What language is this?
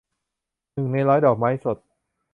Thai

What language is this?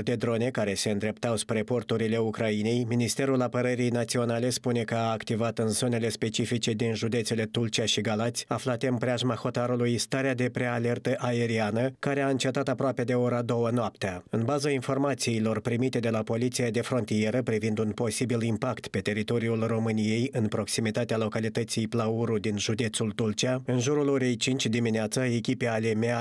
Romanian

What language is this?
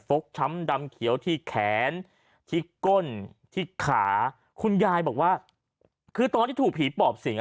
Thai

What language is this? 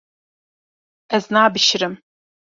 Kurdish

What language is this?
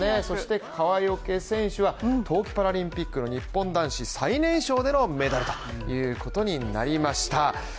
Japanese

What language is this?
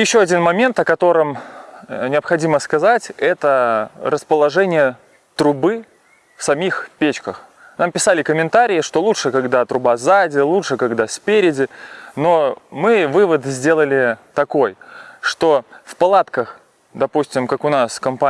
Russian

